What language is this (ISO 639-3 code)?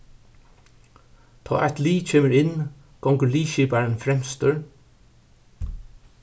fao